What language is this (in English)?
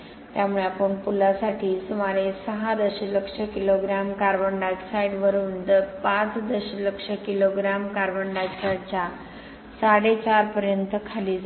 Marathi